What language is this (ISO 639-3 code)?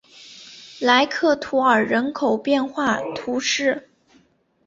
zho